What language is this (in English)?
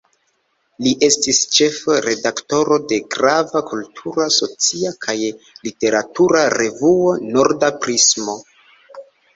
Esperanto